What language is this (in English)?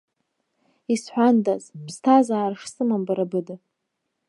Abkhazian